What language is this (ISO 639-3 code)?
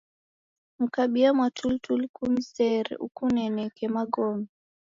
dav